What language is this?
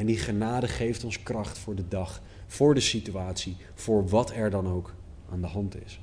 Dutch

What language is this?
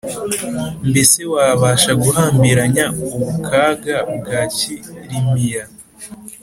Kinyarwanda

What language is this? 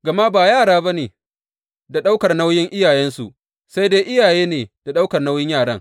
Hausa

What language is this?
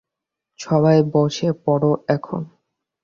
Bangla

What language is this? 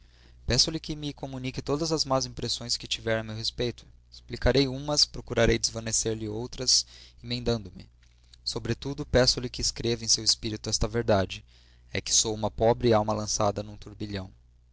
Portuguese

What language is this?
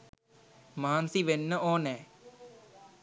Sinhala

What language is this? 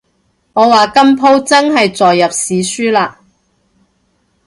Cantonese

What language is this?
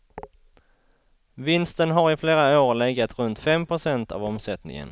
Swedish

